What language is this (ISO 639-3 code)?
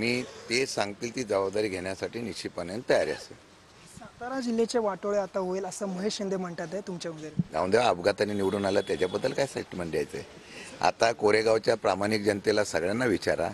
mar